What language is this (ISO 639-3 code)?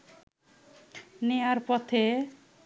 ben